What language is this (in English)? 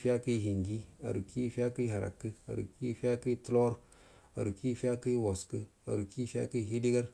Buduma